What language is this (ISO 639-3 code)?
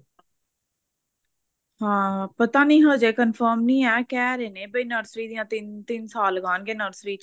pan